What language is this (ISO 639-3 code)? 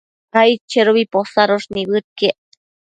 mcf